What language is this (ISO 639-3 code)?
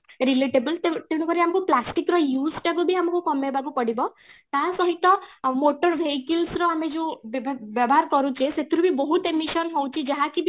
ori